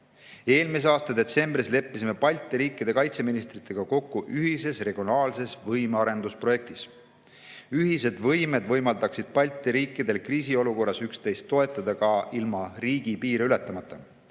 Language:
Estonian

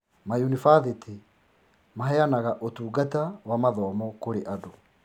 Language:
Kikuyu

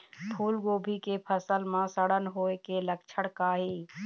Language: Chhattisgarhi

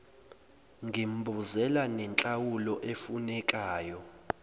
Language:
Zulu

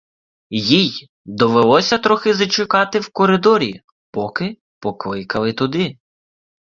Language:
Ukrainian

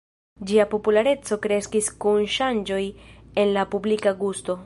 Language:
Esperanto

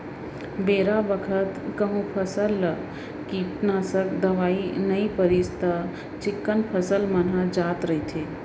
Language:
Chhattisgarhi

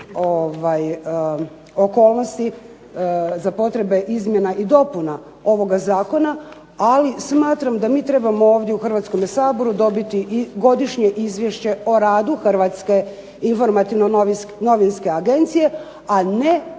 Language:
Croatian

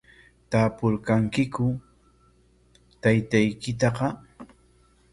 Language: Corongo Ancash Quechua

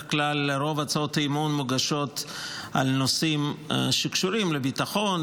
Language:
Hebrew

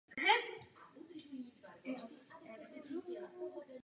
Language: Czech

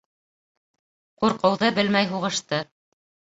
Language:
Bashkir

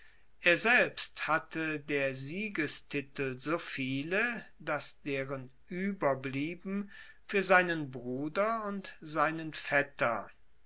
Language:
German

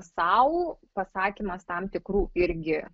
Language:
Lithuanian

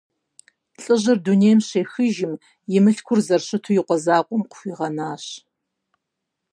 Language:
Kabardian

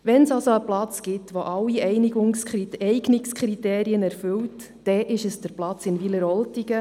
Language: Swiss German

